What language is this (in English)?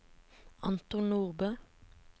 Norwegian